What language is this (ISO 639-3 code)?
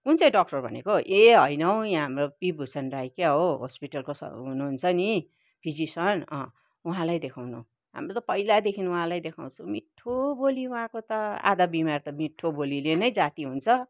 nep